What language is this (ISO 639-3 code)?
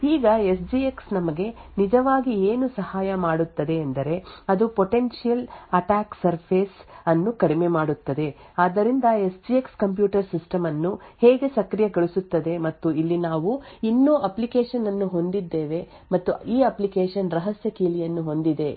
kan